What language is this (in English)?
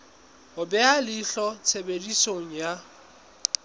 Southern Sotho